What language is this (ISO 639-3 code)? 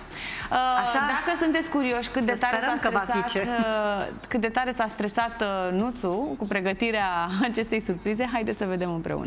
ron